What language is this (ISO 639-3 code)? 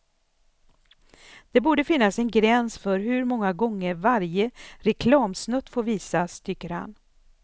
swe